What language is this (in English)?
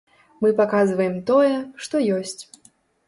Belarusian